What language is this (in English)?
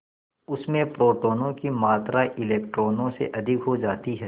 Hindi